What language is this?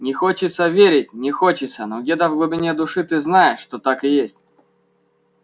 Russian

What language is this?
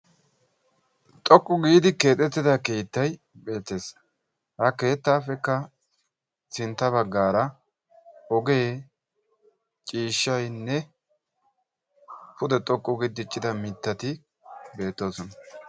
Wolaytta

